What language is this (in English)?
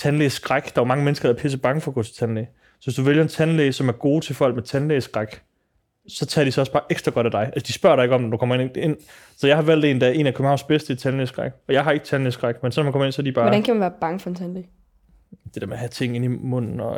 Danish